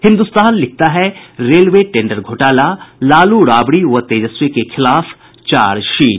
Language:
Hindi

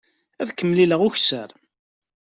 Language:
Kabyle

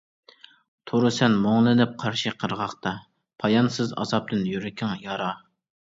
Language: Uyghur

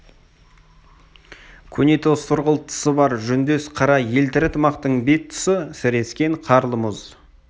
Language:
Kazakh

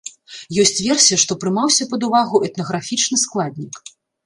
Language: Belarusian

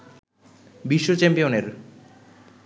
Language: Bangla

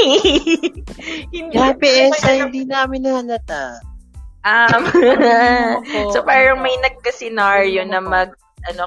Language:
Filipino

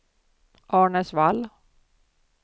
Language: Swedish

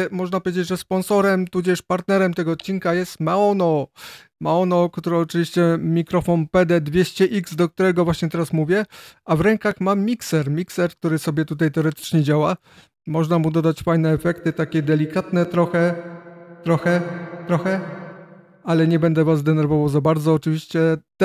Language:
Polish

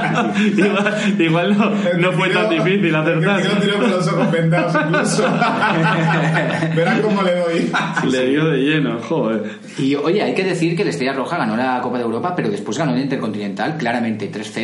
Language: Spanish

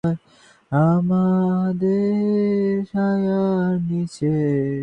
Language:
Bangla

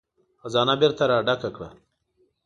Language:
Pashto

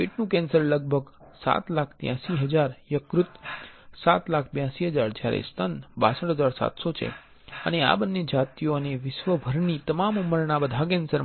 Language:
Gujarati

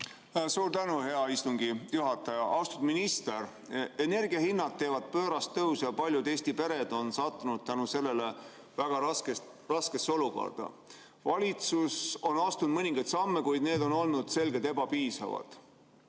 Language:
Estonian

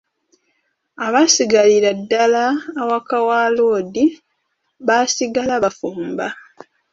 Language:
Ganda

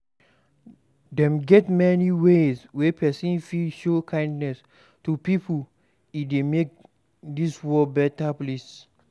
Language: Nigerian Pidgin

